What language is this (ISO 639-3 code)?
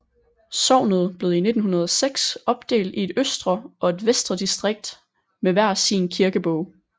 dan